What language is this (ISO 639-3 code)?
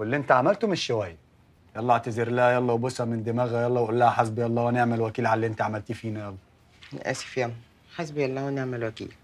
ara